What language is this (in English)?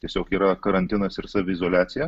Lithuanian